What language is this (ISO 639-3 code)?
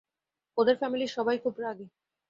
ben